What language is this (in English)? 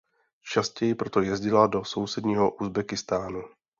Czech